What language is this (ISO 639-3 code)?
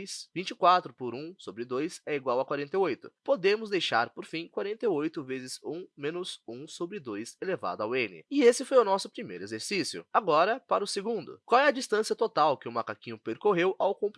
por